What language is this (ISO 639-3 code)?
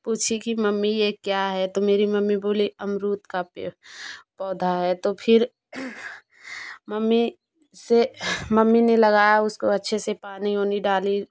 hin